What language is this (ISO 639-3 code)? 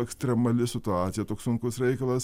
lit